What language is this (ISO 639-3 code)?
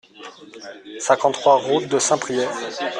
fra